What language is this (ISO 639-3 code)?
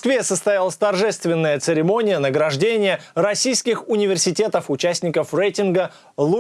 rus